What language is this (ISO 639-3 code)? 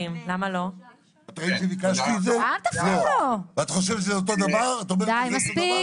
heb